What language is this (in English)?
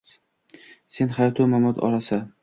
Uzbek